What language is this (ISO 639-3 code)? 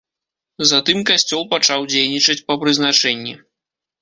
bel